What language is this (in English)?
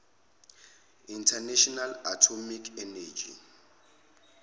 Zulu